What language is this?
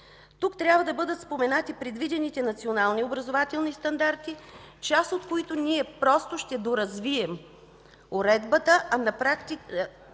Bulgarian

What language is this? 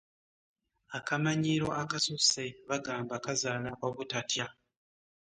Ganda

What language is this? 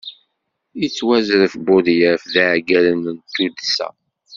Kabyle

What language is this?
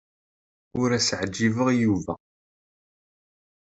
Kabyle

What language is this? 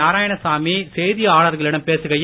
Tamil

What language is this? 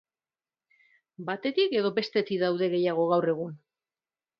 Basque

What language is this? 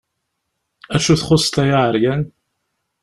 Kabyle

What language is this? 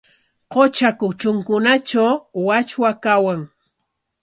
Corongo Ancash Quechua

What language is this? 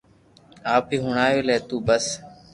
Loarki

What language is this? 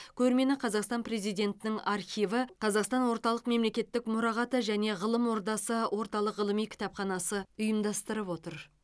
Kazakh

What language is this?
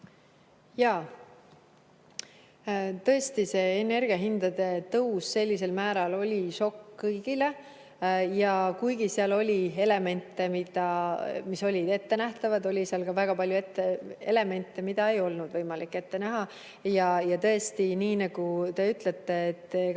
Estonian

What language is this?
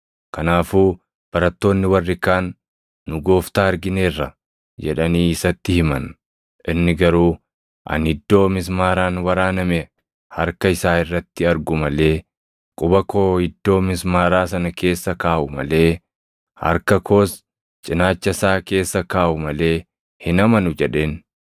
Oromo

